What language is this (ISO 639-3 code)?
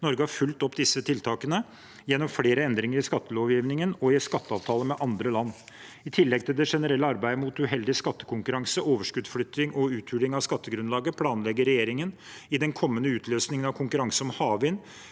nor